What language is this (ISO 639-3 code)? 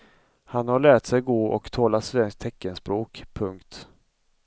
swe